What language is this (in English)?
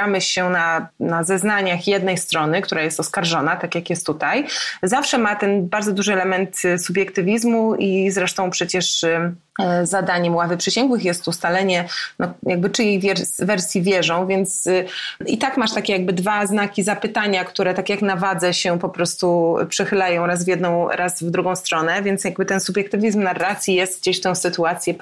Polish